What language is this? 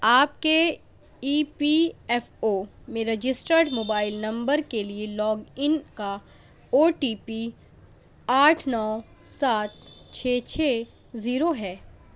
Urdu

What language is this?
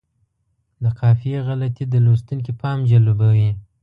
Pashto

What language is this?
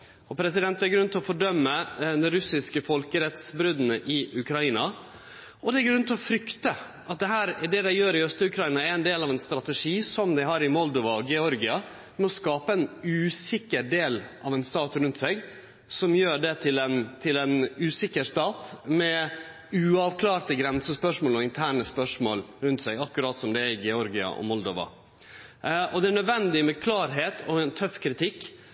Norwegian Nynorsk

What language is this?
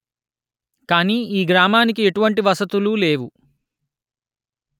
Telugu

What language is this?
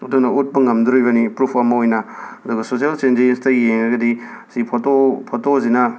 Manipuri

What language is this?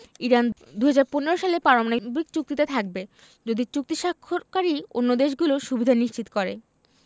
Bangla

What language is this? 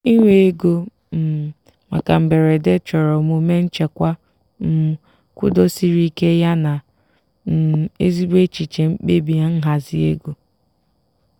Igbo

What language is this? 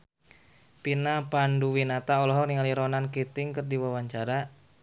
Sundanese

